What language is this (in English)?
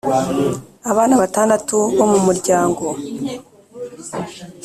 Kinyarwanda